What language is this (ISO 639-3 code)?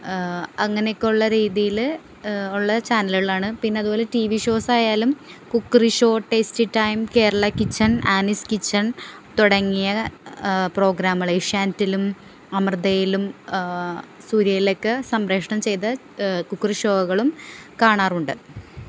mal